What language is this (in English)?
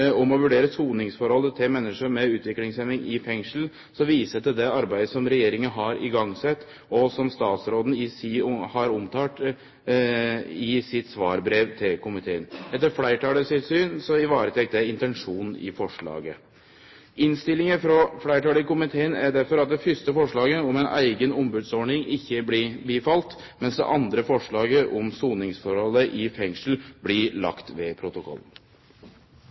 Norwegian Nynorsk